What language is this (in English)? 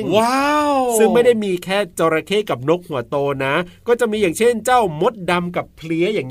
Thai